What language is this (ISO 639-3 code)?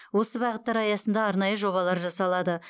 kaz